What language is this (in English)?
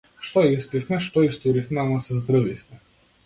Macedonian